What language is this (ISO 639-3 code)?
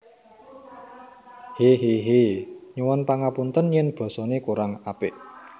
jav